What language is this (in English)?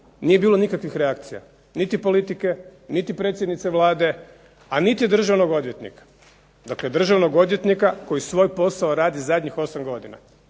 Croatian